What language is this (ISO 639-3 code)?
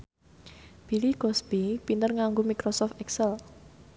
jav